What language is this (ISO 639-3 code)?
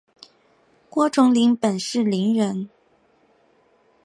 zho